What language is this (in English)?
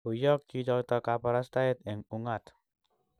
Kalenjin